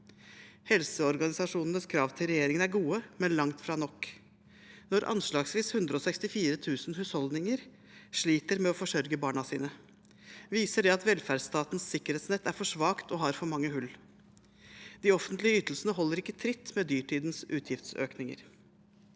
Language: Norwegian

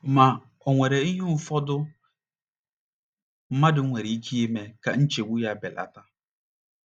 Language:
Igbo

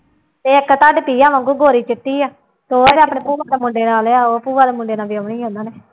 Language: Punjabi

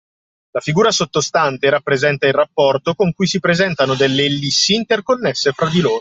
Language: Italian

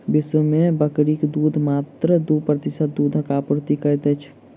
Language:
Maithili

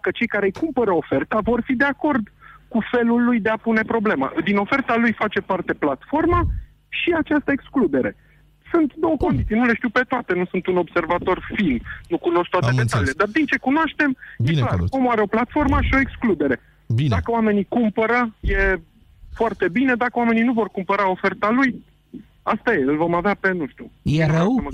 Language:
Romanian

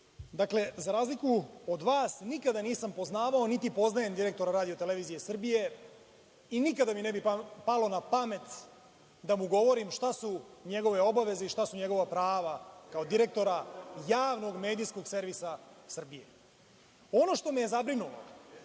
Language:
Serbian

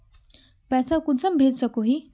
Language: Magahi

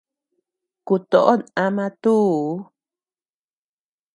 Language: Tepeuxila Cuicatec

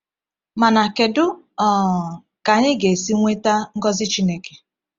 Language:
Igbo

